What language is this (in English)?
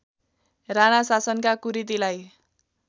Nepali